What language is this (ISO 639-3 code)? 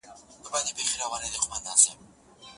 pus